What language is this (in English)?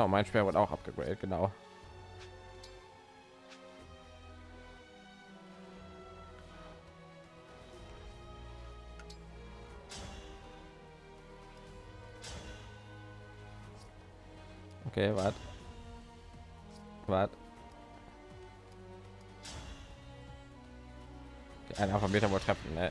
German